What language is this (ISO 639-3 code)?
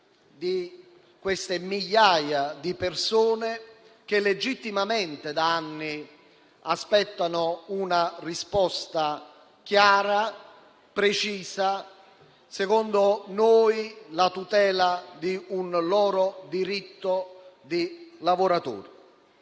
ita